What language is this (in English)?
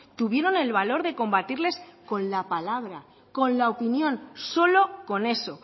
Spanish